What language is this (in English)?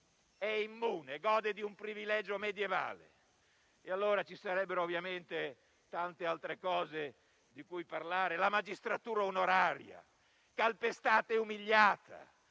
Italian